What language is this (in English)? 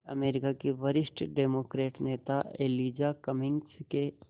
Hindi